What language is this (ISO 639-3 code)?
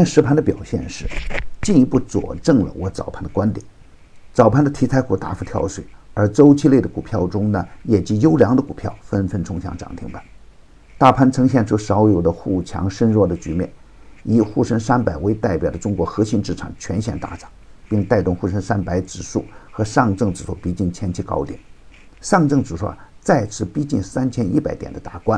zho